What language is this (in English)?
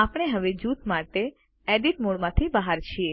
Gujarati